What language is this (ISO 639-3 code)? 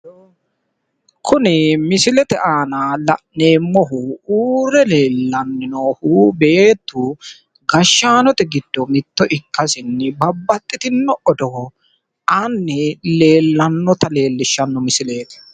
sid